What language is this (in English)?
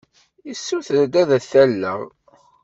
Kabyle